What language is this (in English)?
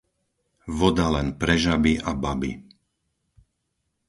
Slovak